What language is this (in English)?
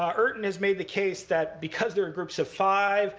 English